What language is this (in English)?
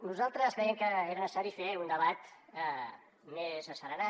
Catalan